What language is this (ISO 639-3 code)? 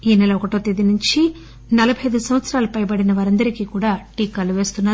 tel